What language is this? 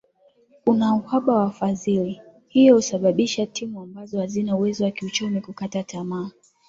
Swahili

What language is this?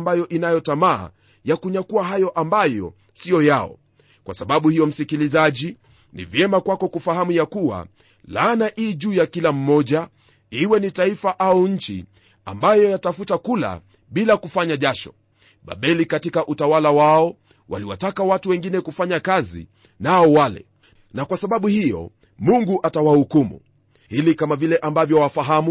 Swahili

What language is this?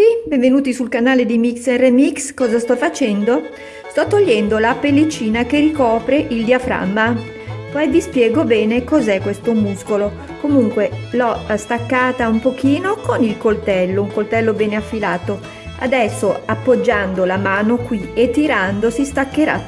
Italian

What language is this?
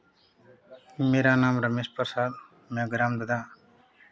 Hindi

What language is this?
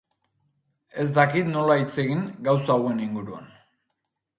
Basque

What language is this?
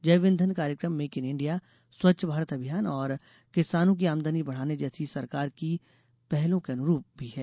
Hindi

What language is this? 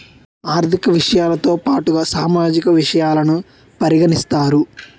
Telugu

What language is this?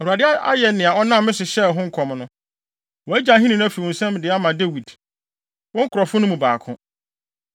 Akan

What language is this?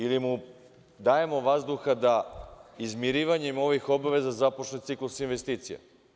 Serbian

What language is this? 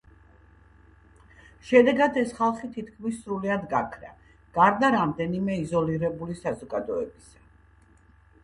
Georgian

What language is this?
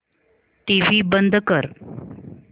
Marathi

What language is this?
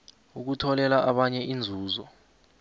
South Ndebele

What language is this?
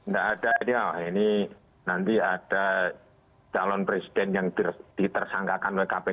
Indonesian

